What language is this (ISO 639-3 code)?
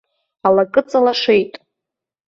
abk